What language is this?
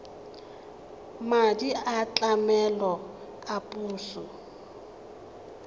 Tswana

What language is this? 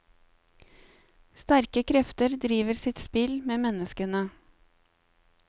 Norwegian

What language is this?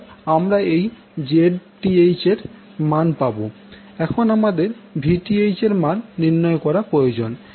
Bangla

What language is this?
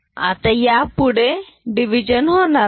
Marathi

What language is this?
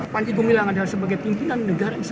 Indonesian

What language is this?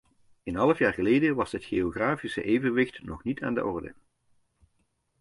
Dutch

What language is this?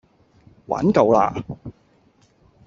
Cantonese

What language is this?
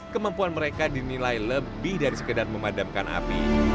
Indonesian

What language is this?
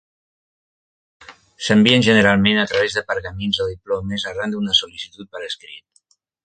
Catalan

